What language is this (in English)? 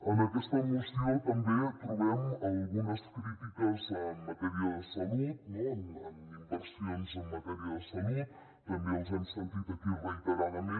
Catalan